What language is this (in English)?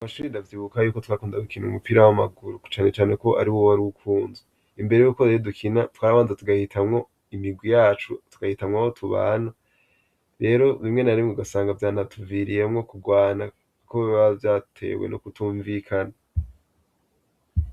Rundi